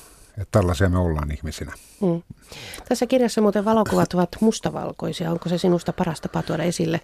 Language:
Finnish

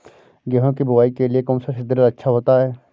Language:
Hindi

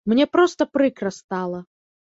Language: Belarusian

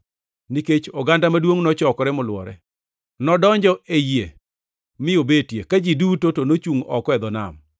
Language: Luo (Kenya and Tanzania)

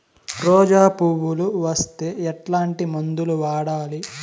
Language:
Telugu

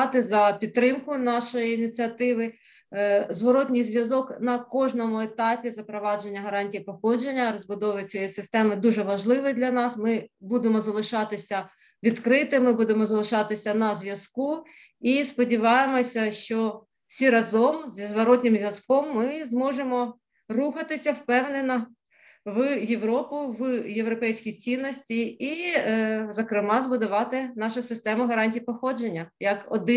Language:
Ukrainian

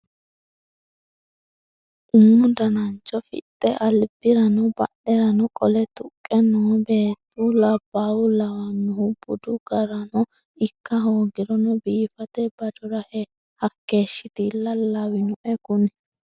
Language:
Sidamo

